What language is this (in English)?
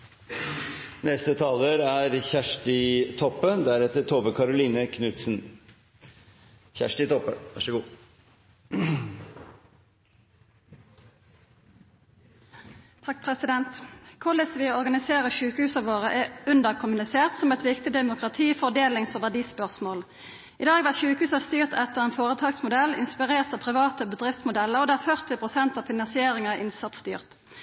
Norwegian